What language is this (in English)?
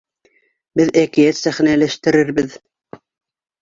Bashkir